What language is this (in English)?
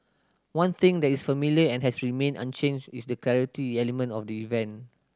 English